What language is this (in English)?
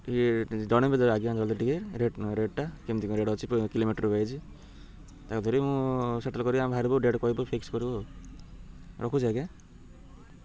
Odia